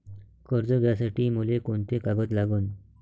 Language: Marathi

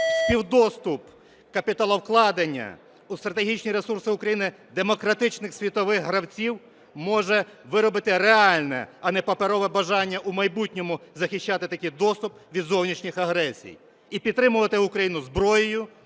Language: Ukrainian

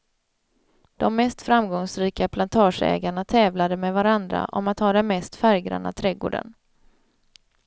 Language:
Swedish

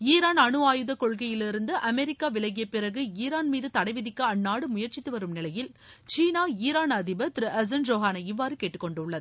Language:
Tamil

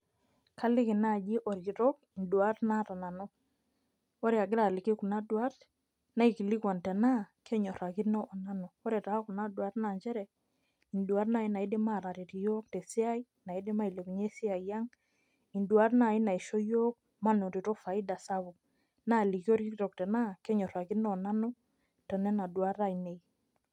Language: Masai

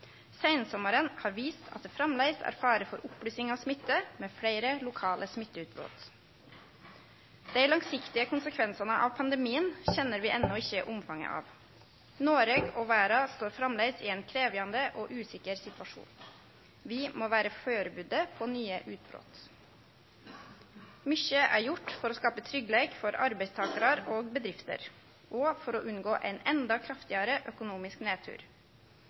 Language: Norwegian Nynorsk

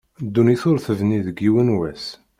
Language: Kabyle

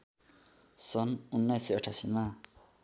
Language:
Nepali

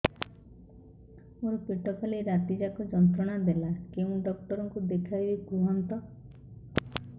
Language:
Odia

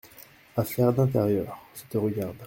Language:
French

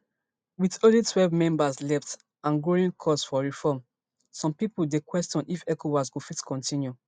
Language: Nigerian Pidgin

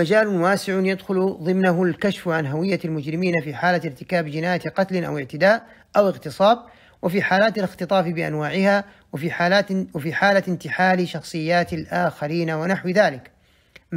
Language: Arabic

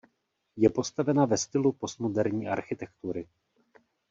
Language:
Czech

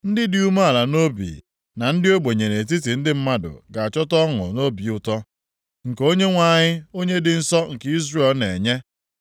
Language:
Igbo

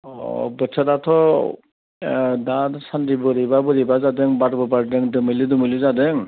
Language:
Bodo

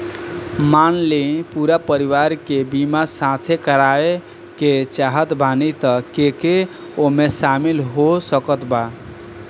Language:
Bhojpuri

